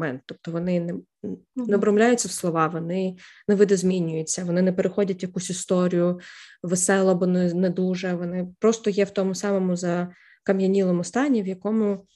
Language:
Ukrainian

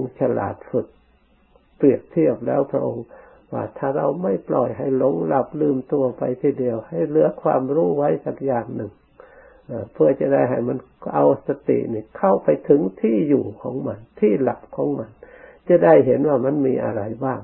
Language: Thai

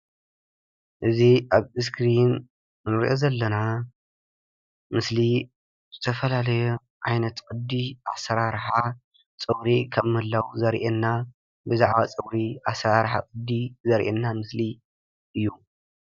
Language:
Tigrinya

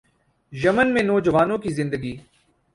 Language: Urdu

